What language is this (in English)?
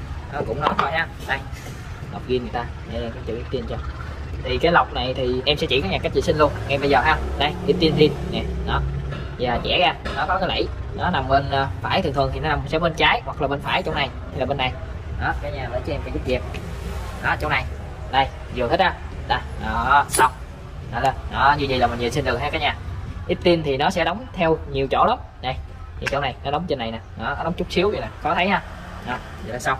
Vietnamese